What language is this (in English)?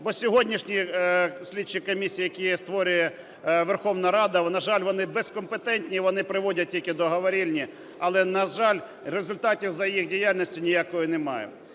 Ukrainian